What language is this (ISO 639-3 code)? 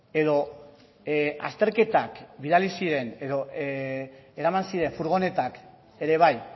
eus